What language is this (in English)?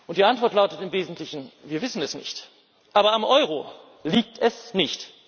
German